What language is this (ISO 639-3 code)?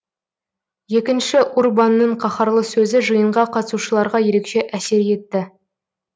kaz